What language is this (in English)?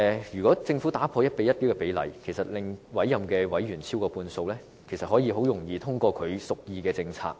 Cantonese